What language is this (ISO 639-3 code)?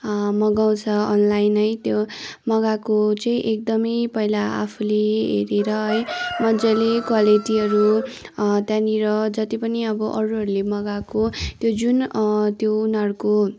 nep